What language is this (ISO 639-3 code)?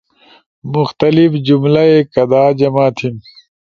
ush